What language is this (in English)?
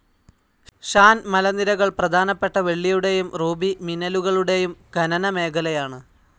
Malayalam